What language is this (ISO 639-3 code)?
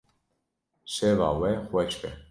kur